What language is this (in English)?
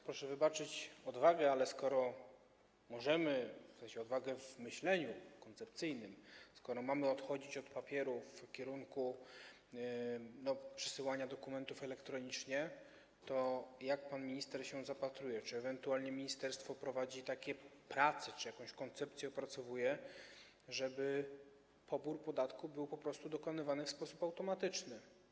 Polish